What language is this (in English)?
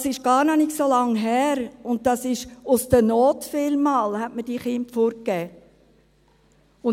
Swiss German